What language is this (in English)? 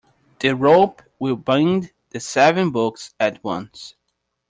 English